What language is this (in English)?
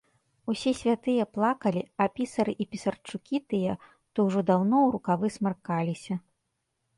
Belarusian